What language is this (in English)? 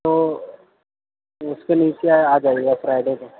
Urdu